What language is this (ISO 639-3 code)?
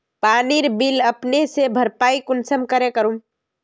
mag